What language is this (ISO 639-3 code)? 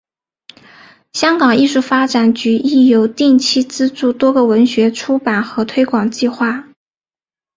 zho